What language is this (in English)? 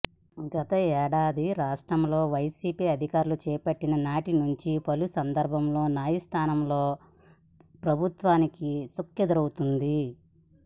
Telugu